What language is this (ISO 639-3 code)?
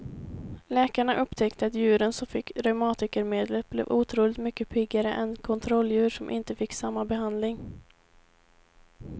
swe